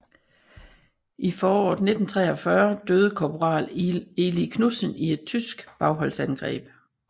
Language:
Danish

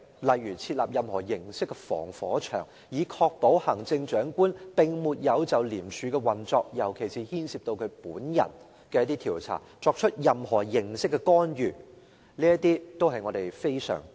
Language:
Cantonese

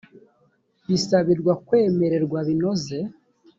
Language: Kinyarwanda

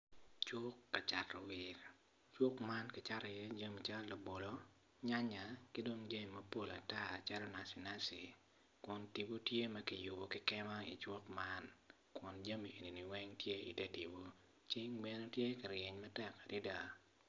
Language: Acoli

